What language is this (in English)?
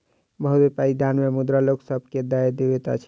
Maithili